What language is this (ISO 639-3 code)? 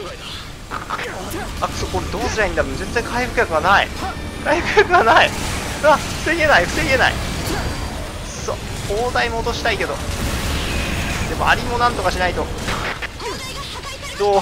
jpn